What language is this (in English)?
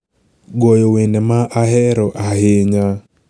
Luo (Kenya and Tanzania)